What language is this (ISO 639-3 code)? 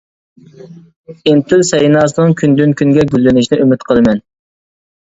uig